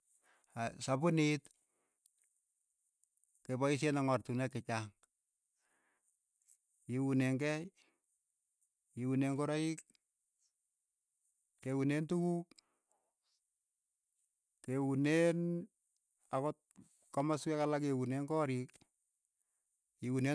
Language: Keiyo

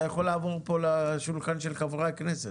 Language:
Hebrew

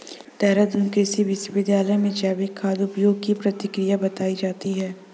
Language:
Hindi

